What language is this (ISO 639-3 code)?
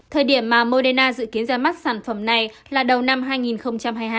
vie